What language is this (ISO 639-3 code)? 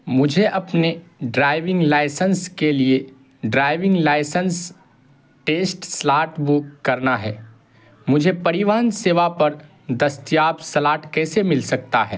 urd